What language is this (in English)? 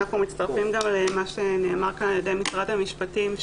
Hebrew